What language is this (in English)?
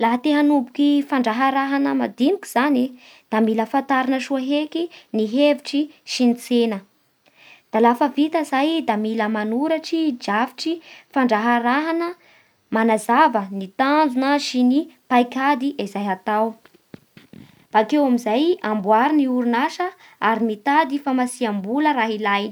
Bara Malagasy